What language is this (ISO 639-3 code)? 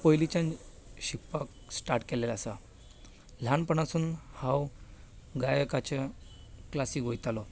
kok